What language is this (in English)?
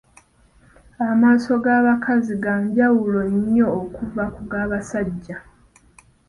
Ganda